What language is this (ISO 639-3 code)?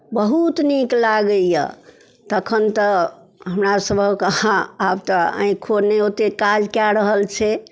mai